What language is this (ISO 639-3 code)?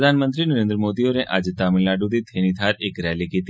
doi